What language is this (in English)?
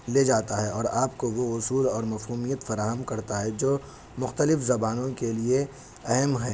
Urdu